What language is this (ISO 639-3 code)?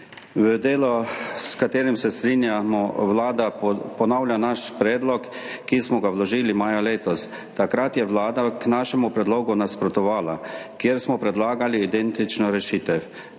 slv